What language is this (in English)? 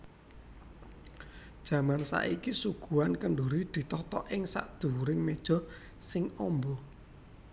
Javanese